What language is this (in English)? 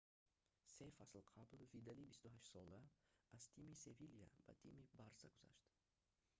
Tajik